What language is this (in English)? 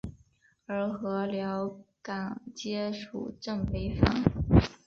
Chinese